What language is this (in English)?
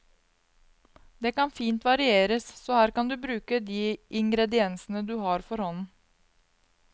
Norwegian